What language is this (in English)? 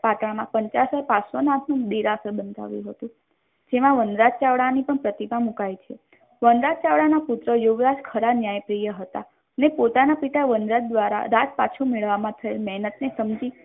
Gujarati